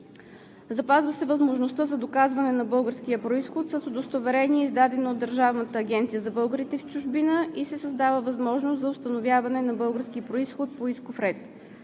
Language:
Bulgarian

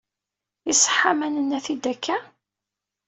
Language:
Kabyle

